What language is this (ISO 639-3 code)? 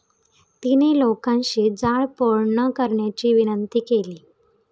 mar